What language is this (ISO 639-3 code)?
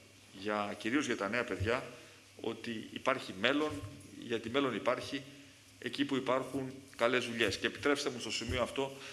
ell